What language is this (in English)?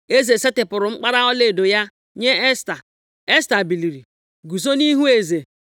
Igbo